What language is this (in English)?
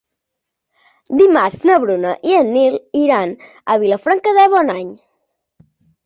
Catalan